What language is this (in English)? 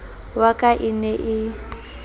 Southern Sotho